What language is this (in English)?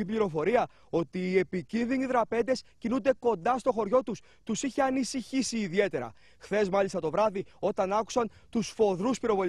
Greek